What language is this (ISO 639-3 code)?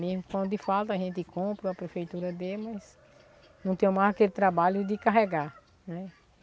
por